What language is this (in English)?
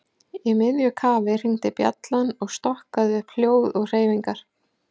Icelandic